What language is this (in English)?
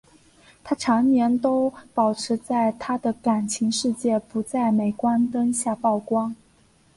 Chinese